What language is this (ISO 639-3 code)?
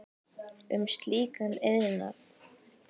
isl